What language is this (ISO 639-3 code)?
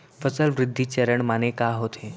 hne